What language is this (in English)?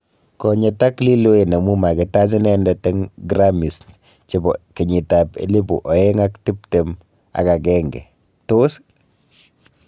Kalenjin